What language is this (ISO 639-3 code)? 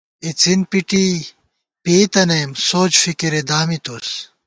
gwt